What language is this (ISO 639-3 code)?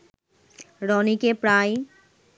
ben